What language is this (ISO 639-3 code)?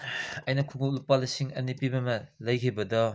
mni